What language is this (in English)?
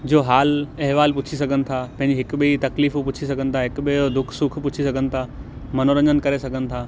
Sindhi